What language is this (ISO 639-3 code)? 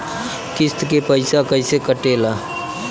bho